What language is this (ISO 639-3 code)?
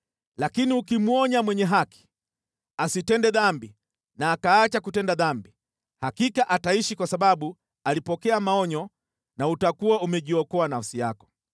swa